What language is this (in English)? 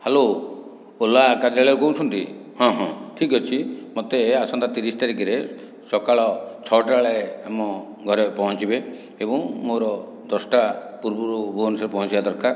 Odia